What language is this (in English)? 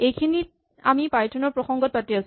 Assamese